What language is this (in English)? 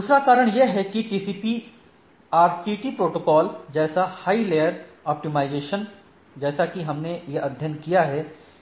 Hindi